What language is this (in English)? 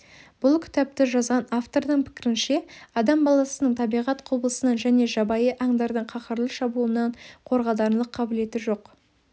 Kazakh